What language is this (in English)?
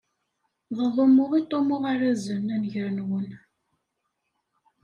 Kabyle